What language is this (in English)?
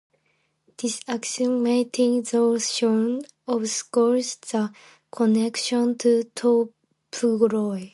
English